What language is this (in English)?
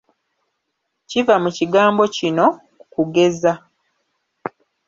Ganda